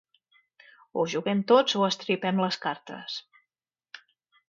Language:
Catalan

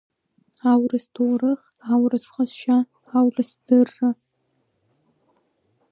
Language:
Abkhazian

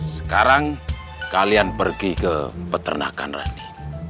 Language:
Indonesian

